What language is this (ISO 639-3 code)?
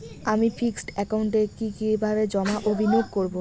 ben